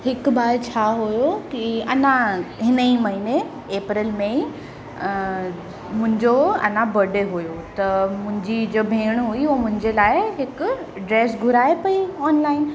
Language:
Sindhi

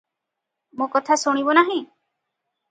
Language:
Odia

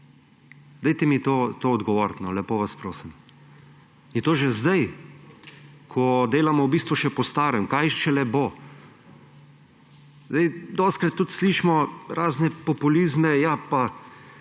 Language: Slovenian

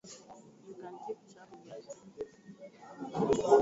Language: Swahili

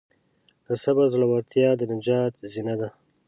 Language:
Pashto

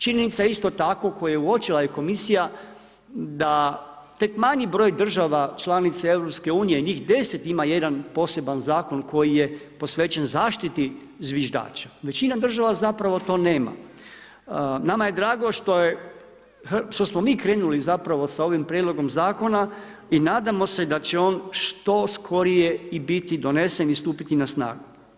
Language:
Croatian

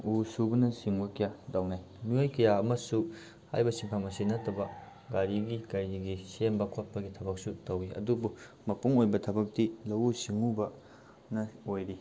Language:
Manipuri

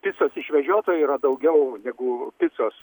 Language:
Lithuanian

